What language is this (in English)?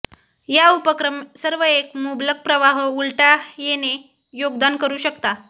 Marathi